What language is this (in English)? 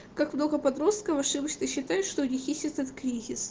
Russian